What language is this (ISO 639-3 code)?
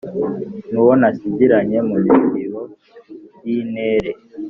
kin